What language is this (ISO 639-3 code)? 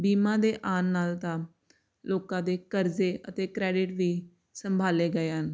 pan